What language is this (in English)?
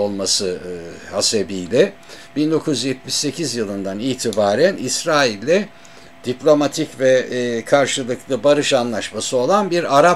Turkish